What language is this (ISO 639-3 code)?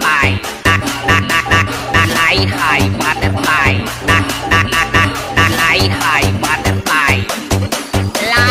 tha